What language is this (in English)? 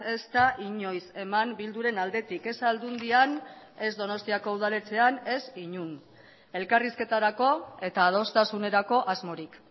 Basque